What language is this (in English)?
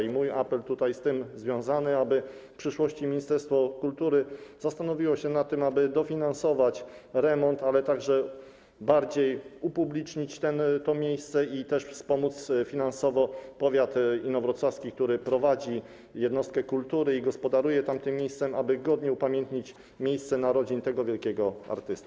Polish